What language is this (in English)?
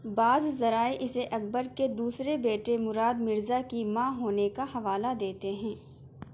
Urdu